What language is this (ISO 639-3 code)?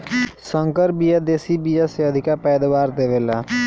bho